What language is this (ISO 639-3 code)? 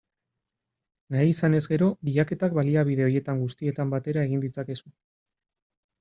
eus